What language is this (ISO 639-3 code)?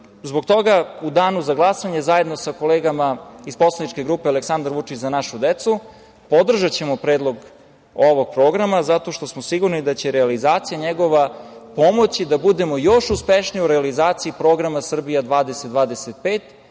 srp